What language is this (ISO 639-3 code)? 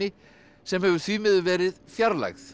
isl